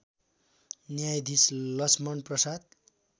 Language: Nepali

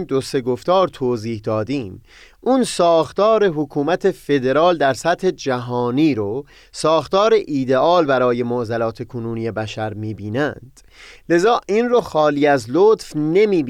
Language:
Persian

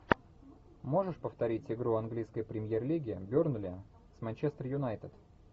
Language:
Russian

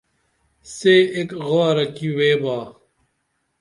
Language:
Dameli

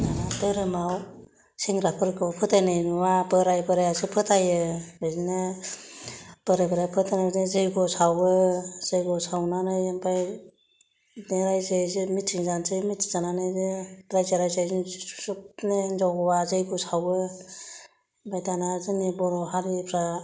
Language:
Bodo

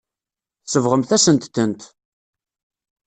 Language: Kabyle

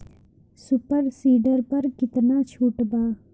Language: Bhojpuri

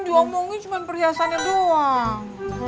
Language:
Indonesian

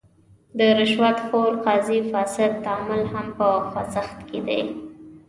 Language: Pashto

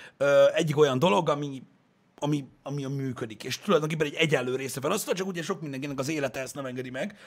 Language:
Hungarian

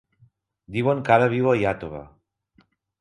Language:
Catalan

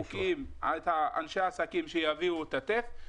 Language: Hebrew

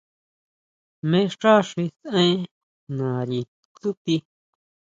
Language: Huautla Mazatec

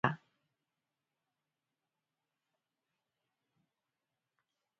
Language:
Basque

